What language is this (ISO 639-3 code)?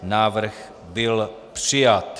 ces